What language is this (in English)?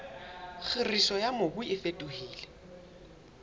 Southern Sotho